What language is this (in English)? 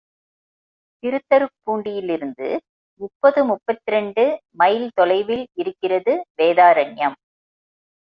Tamil